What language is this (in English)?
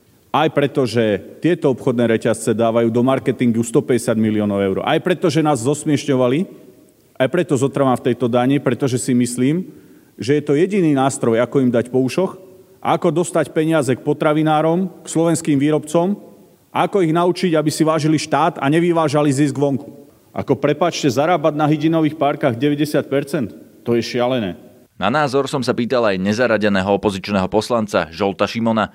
Slovak